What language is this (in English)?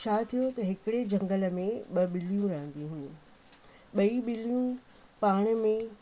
Sindhi